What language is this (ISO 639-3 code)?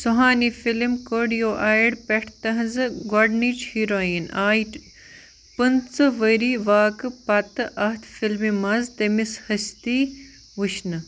kas